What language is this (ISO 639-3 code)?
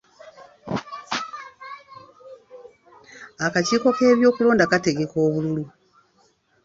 lug